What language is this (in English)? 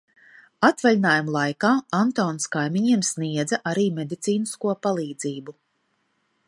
Latvian